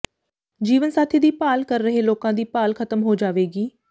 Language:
Punjabi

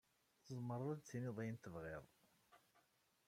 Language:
Kabyle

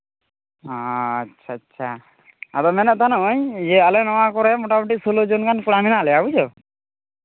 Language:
Santali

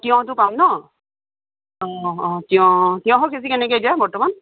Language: Assamese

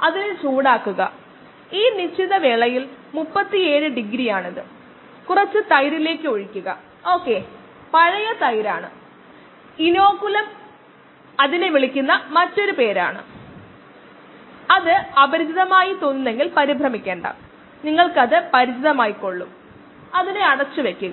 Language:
Malayalam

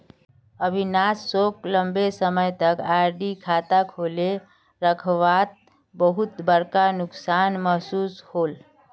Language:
Magahi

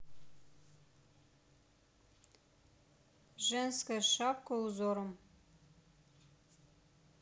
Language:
Russian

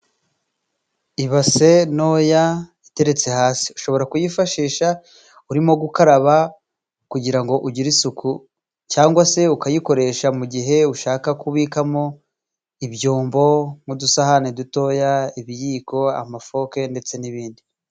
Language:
Kinyarwanda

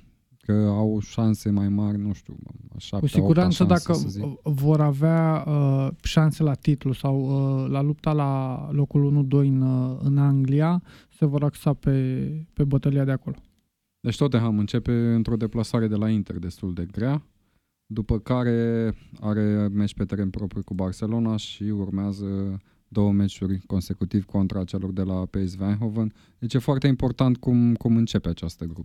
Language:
Romanian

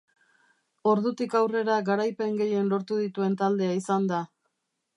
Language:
Basque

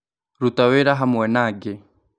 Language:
Kikuyu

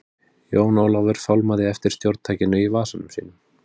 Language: Icelandic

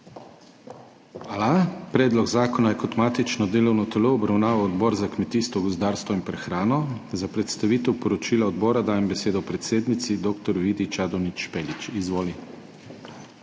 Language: Slovenian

